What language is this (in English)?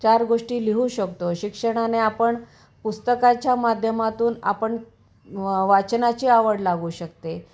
Marathi